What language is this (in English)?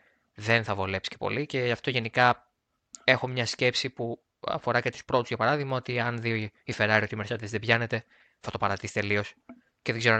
Greek